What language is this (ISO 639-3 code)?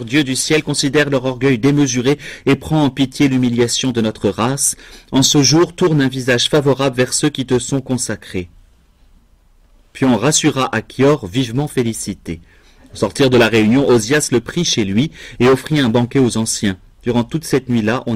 fra